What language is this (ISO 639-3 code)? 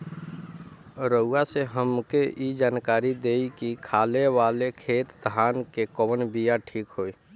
bho